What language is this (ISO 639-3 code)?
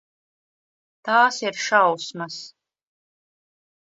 lav